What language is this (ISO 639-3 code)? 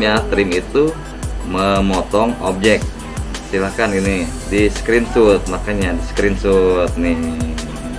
ind